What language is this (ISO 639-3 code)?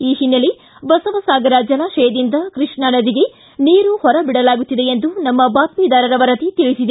kan